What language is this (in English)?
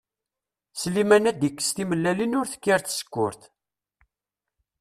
Kabyle